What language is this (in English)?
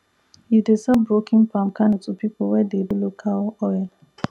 Nigerian Pidgin